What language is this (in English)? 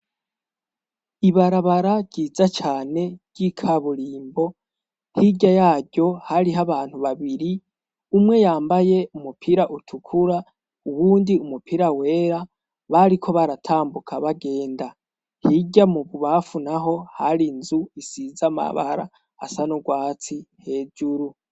Rundi